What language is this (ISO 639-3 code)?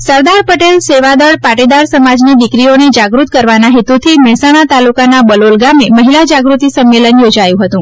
guj